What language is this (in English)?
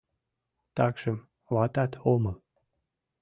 Mari